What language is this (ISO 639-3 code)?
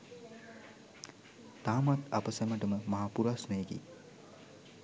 sin